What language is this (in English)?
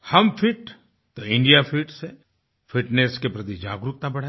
Hindi